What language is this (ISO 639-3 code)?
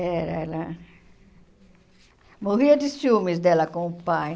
por